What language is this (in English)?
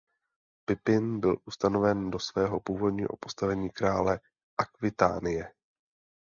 Czech